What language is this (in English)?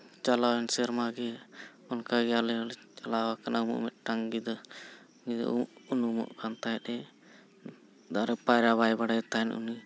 Santali